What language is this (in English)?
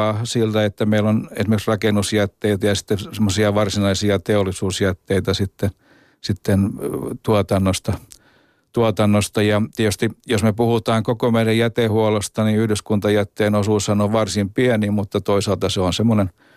Finnish